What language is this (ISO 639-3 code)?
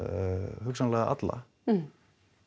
isl